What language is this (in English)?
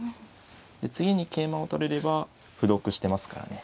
Japanese